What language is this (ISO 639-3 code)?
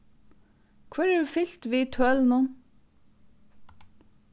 fao